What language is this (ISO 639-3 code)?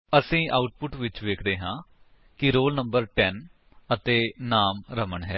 pan